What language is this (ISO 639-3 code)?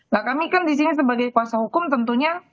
ind